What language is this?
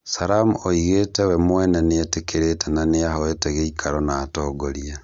Kikuyu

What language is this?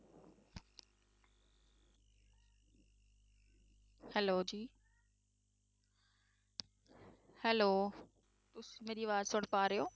Punjabi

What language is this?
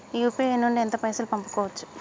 Telugu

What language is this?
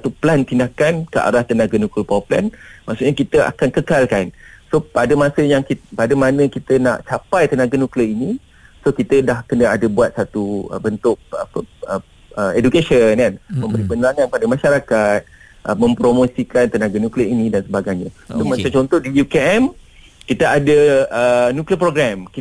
Malay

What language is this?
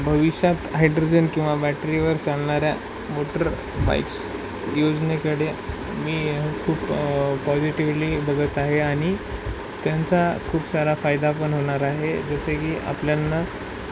Marathi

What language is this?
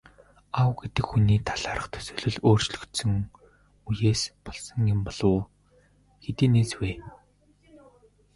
Mongolian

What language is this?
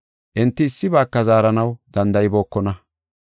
Gofa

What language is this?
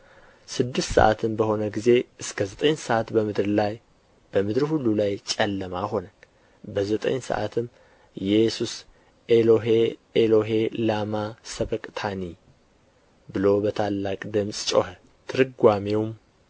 Amharic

